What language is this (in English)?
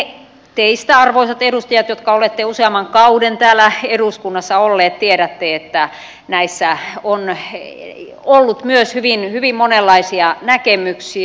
Finnish